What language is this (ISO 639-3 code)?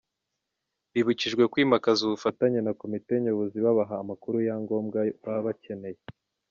kin